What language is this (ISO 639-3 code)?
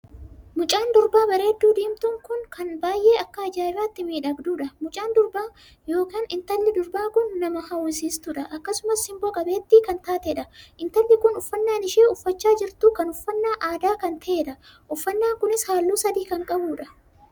orm